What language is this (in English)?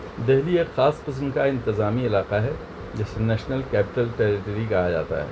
Urdu